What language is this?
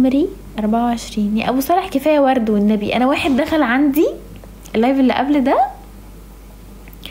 Arabic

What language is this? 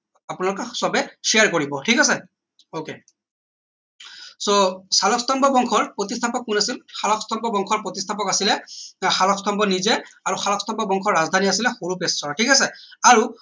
Assamese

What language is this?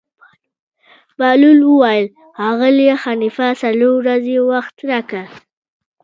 Pashto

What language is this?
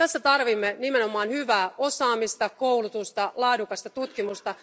Finnish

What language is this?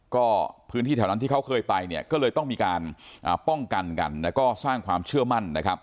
Thai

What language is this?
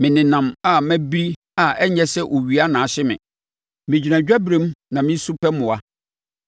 Akan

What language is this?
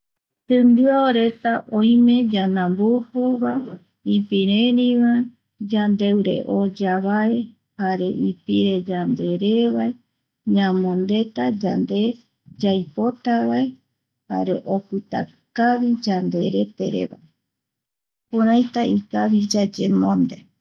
Eastern Bolivian Guaraní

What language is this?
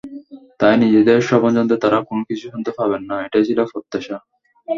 Bangla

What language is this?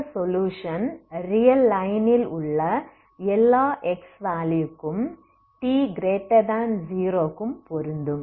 Tamil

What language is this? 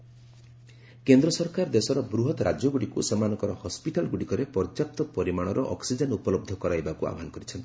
Odia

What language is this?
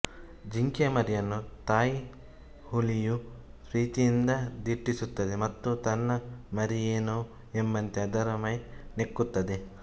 Kannada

